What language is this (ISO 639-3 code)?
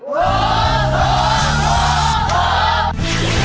tha